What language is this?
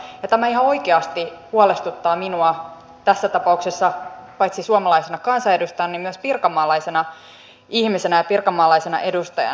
Finnish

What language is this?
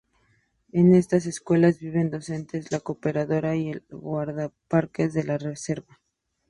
Spanish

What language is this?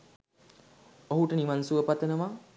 Sinhala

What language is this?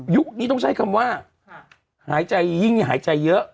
Thai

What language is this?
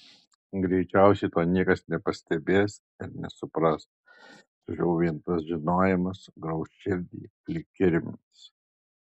Lithuanian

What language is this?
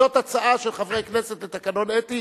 Hebrew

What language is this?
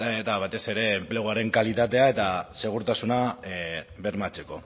Basque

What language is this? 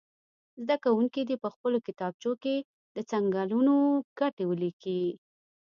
Pashto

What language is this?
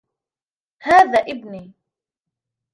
Arabic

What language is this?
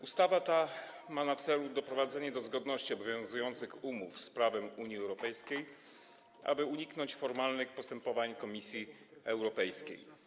Polish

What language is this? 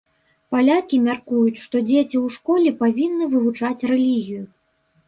Belarusian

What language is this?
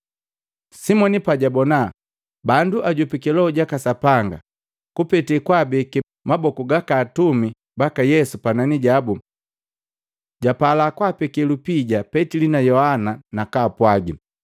Matengo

